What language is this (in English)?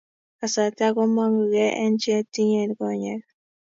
Kalenjin